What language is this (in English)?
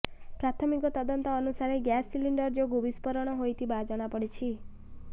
Odia